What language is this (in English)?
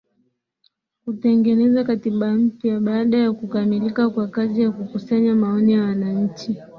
Swahili